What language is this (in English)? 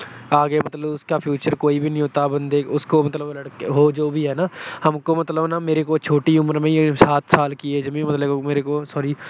Punjabi